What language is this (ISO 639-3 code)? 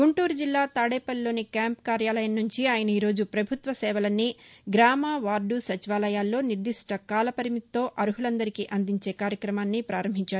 tel